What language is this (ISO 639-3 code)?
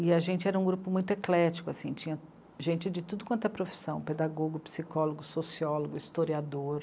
por